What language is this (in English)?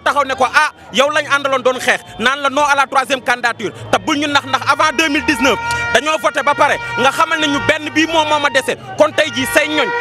French